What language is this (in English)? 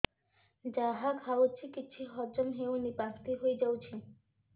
Odia